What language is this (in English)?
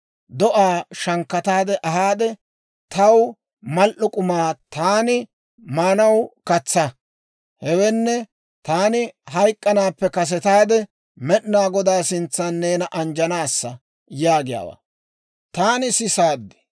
Dawro